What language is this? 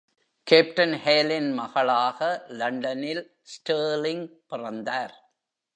Tamil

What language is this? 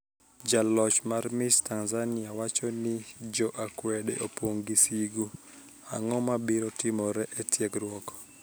Luo (Kenya and Tanzania)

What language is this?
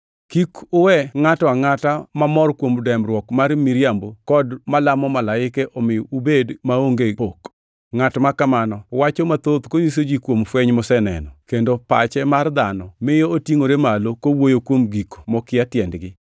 Luo (Kenya and Tanzania)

